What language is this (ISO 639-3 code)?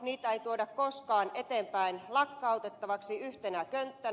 fin